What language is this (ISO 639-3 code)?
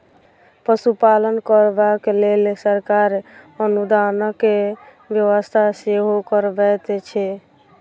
mai